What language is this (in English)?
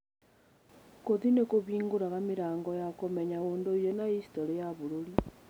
Kikuyu